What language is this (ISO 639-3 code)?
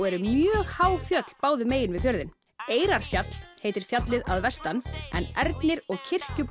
isl